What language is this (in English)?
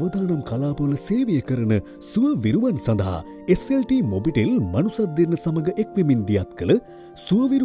Hindi